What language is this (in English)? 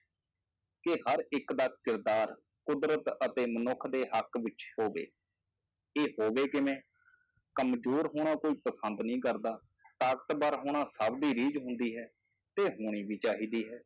Punjabi